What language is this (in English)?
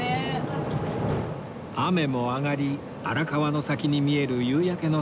Japanese